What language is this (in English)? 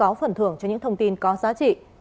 Vietnamese